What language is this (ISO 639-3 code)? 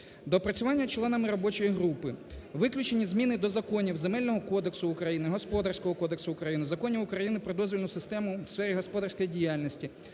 ukr